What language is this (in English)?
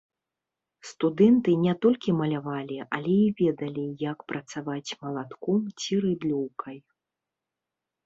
Belarusian